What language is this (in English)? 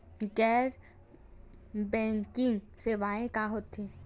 Chhattisgarhi